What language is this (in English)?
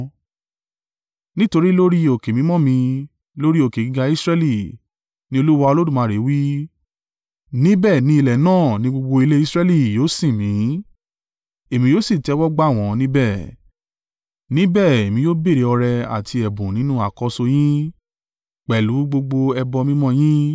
Yoruba